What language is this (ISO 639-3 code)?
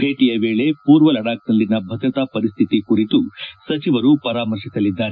kan